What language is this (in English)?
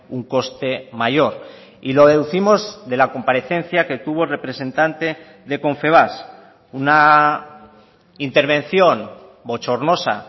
Spanish